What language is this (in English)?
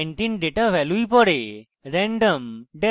Bangla